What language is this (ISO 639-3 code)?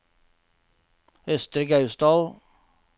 nor